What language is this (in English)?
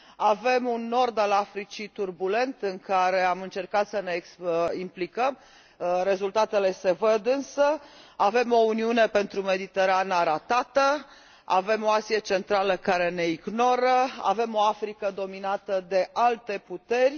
Romanian